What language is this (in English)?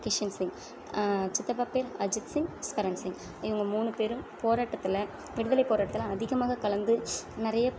Tamil